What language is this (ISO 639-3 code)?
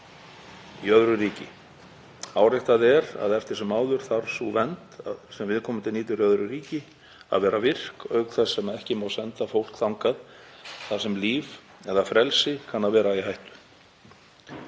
isl